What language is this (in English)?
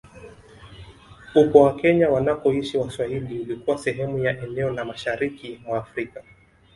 Swahili